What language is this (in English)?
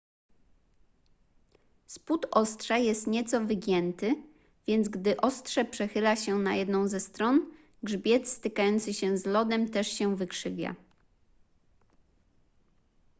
Polish